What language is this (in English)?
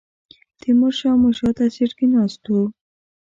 Pashto